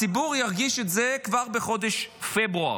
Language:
Hebrew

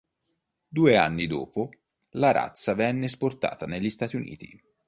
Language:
Italian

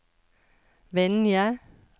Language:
Norwegian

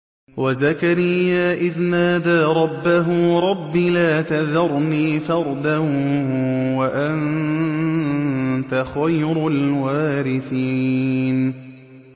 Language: Arabic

